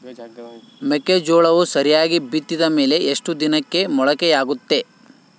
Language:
Kannada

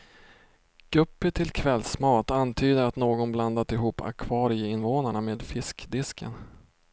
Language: Swedish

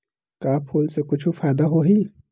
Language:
Chhattisgarhi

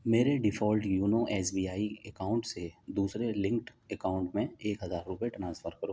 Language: Urdu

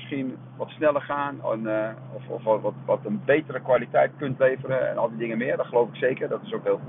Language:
Dutch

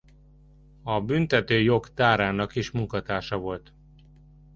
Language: Hungarian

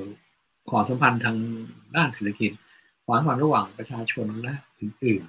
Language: Thai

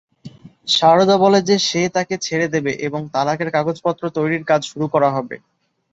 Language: Bangla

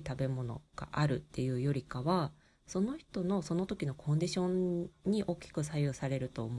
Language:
Japanese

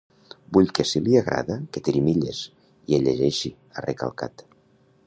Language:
Catalan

